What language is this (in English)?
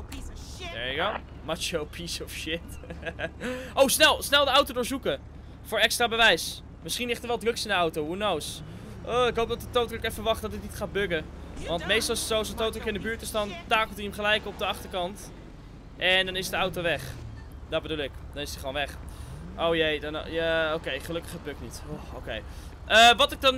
Dutch